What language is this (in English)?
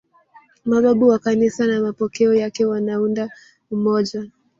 Swahili